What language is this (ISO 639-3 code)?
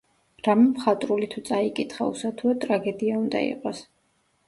kat